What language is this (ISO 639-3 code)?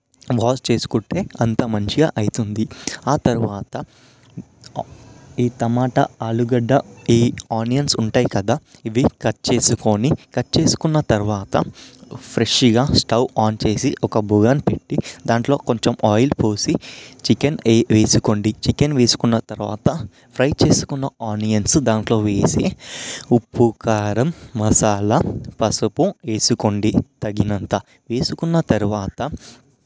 tel